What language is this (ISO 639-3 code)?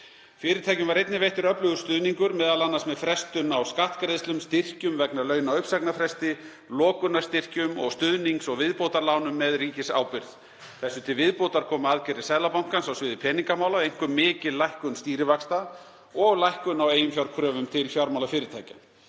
isl